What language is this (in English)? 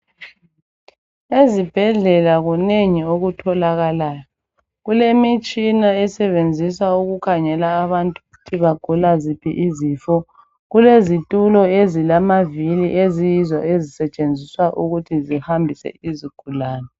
North Ndebele